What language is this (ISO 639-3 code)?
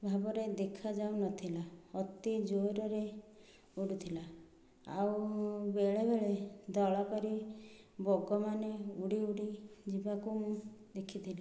ori